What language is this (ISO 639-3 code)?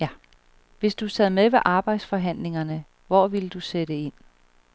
dan